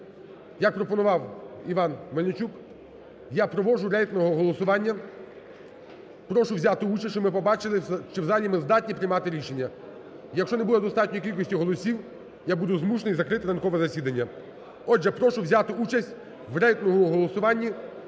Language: Ukrainian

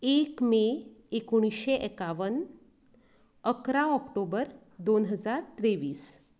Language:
Konkani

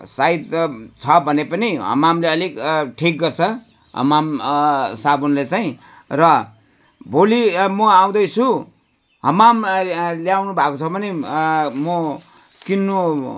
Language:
Nepali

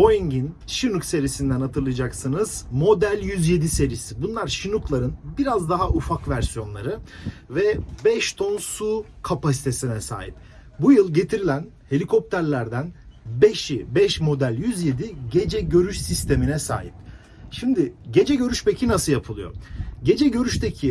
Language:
Turkish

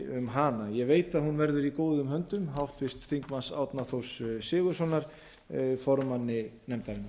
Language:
Icelandic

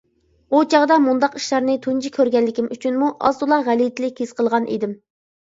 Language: Uyghur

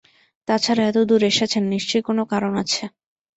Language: Bangla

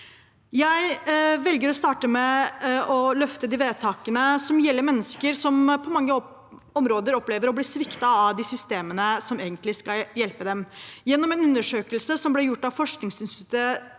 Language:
Norwegian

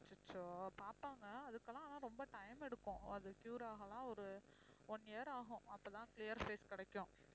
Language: Tamil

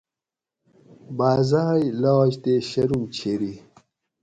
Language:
Gawri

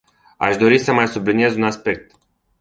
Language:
Romanian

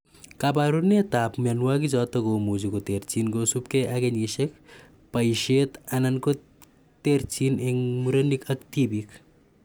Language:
Kalenjin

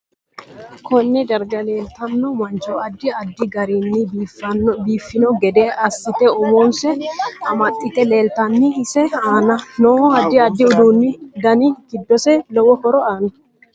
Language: Sidamo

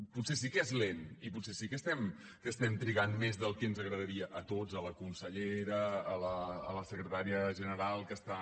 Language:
Catalan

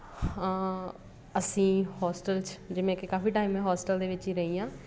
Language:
Punjabi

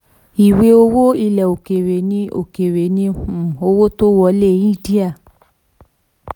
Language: Yoruba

